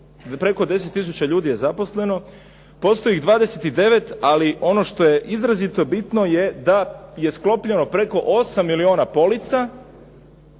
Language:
Croatian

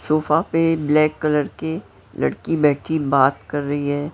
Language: Hindi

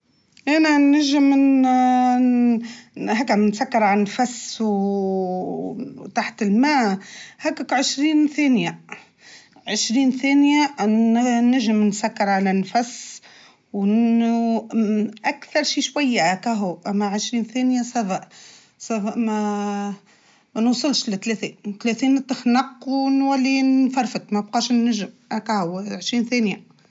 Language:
Tunisian Arabic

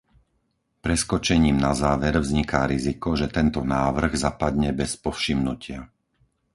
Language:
Slovak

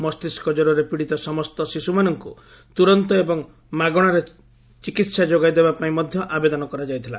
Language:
Odia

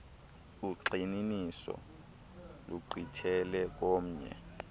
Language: Xhosa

